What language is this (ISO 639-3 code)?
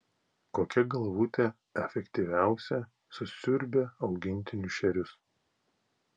lit